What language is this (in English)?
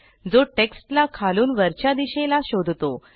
Marathi